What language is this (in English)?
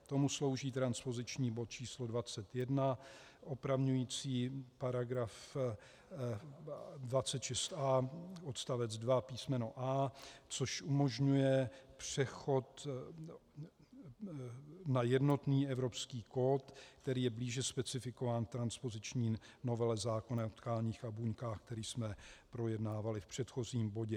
Czech